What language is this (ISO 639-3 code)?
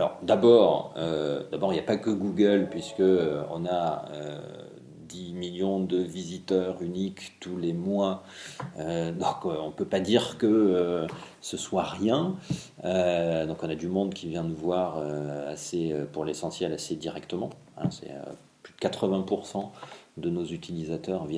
fra